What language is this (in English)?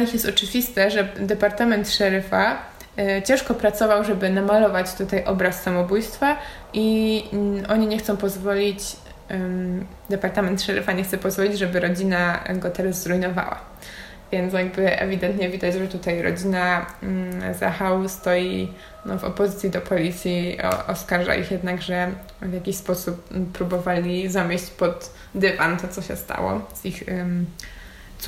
Polish